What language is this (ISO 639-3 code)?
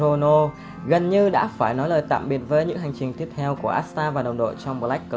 vie